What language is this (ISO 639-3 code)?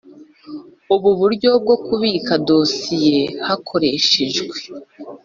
kin